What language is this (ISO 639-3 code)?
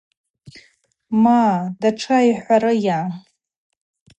abq